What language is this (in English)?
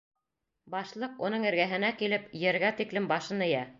Bashkir